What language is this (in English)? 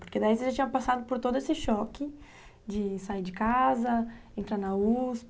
Portuguese